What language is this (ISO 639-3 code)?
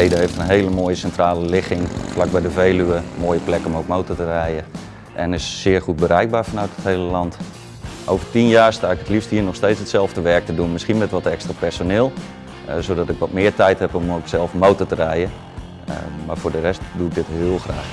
nld